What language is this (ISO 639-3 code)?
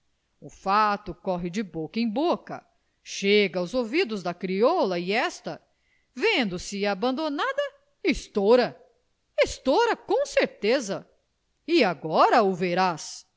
por